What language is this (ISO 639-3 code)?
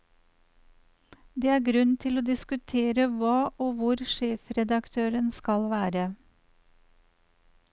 nor